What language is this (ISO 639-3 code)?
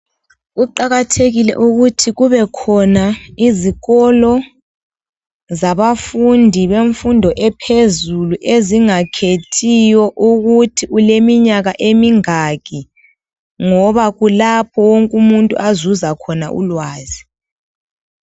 nde